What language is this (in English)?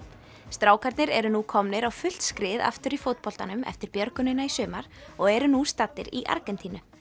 Icelandic